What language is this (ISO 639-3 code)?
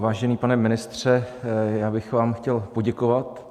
ces